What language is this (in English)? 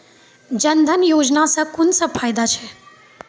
Maithili